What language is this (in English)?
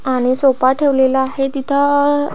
Marathi